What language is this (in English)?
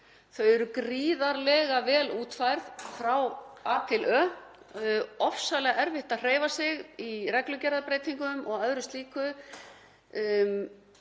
Icelandic